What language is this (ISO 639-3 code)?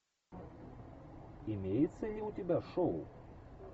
rus